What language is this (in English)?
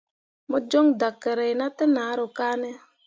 Mundang